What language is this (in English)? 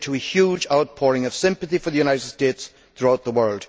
English